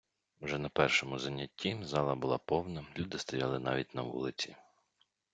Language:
Ukrainian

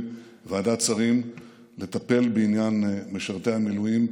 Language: Hebrew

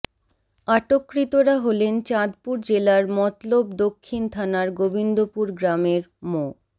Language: Bangla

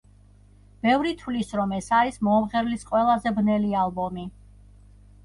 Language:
Georgian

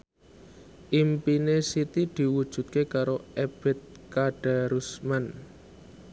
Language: Javanese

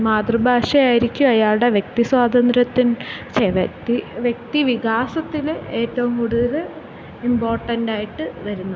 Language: Malayalam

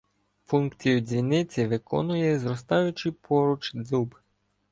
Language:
Ukrainian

